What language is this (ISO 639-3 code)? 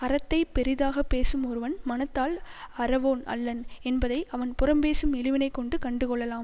tam